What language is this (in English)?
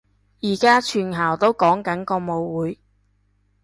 Cantonese